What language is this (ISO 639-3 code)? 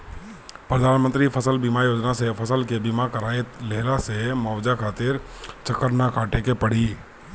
bho